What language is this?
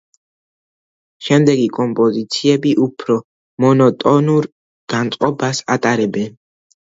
Georgian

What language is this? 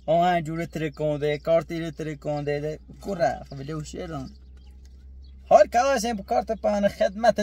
Persian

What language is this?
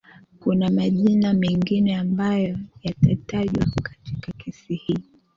Swahili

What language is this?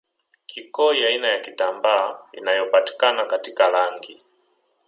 Swahili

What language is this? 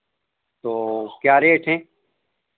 Hindi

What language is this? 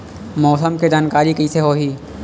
Chhattisgarhi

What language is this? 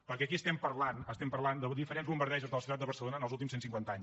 Catalan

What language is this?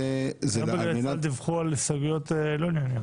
Hebrew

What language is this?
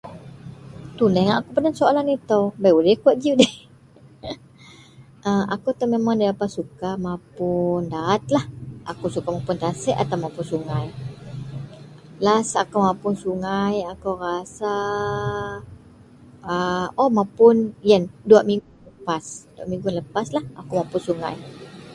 Central Melanau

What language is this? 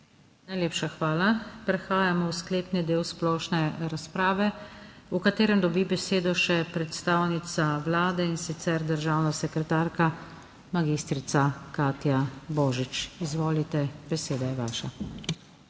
Slovenian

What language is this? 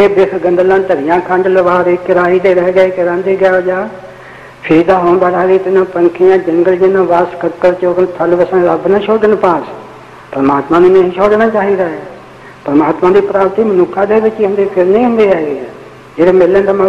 Punjabi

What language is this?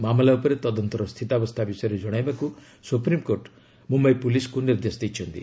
Odia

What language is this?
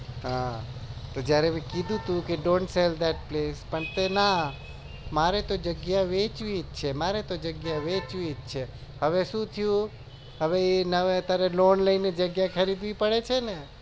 Gujarati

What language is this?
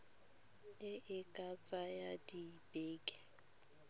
Tswana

